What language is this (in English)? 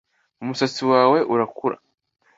Kinyarwanda